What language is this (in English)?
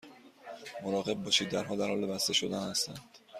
Persian